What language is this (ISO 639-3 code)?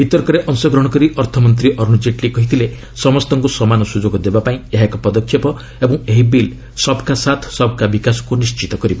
ori